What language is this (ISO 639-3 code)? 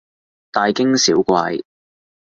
yue